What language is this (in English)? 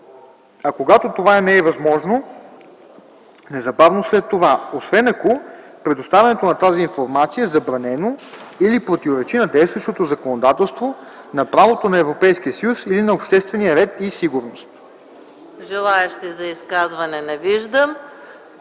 Bulgarian